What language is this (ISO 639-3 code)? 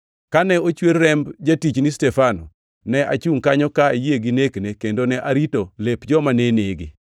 luo